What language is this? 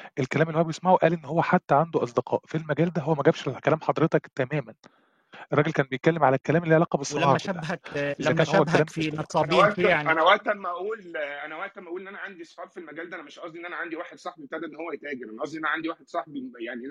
Arabic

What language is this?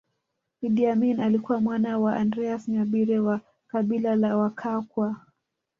Swahili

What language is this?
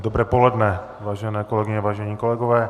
Czech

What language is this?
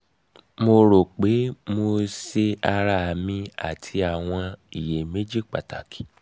Yoruba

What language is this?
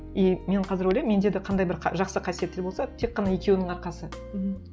Kazakh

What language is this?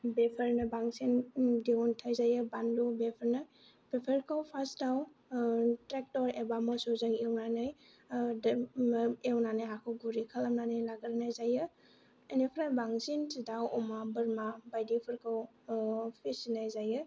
Bodo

